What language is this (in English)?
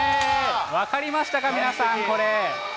Japanese